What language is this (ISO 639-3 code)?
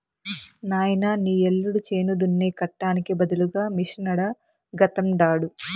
tel